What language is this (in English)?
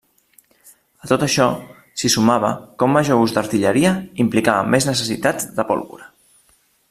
Catalan